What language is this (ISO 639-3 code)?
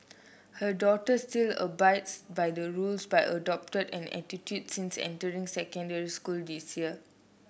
eng